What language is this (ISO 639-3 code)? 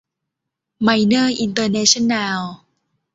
tha